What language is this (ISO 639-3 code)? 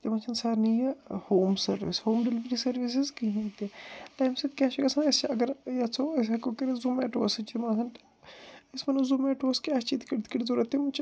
kas